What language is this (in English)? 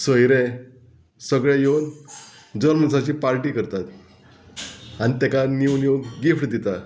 Konkani